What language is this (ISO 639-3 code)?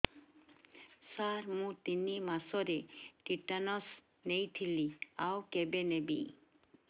ori